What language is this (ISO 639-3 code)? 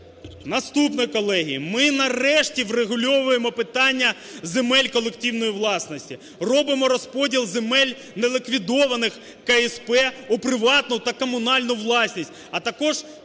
ukr